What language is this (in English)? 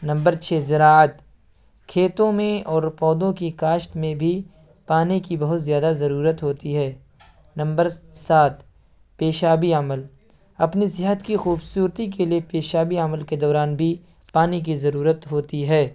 Urdu